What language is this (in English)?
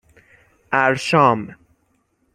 Persian